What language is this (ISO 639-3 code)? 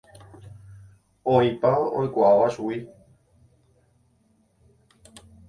grn